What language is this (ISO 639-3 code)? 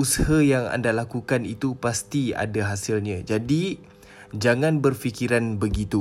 msa